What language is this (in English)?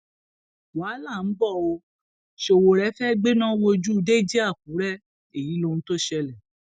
Yoruba